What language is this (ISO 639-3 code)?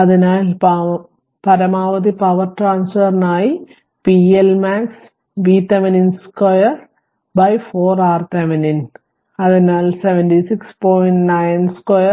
mal